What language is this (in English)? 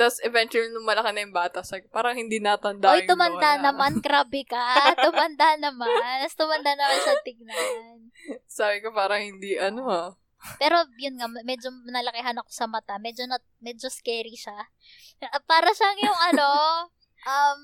Filipino